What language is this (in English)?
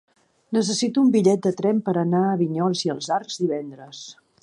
Catalan